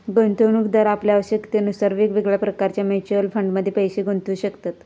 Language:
Marathi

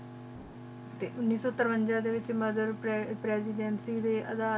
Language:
Punjabi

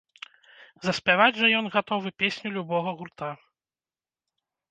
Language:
Belarusian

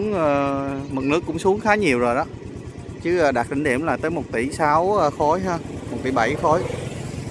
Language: Vietnamese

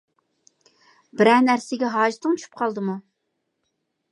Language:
Uyghur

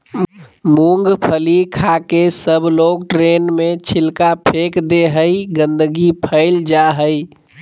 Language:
Magahi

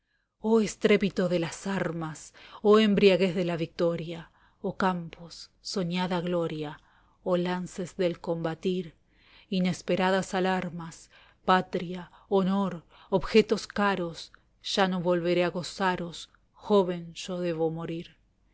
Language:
Spanish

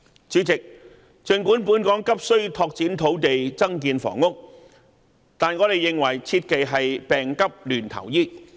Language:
Cantonese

